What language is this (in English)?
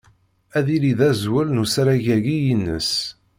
Kabyle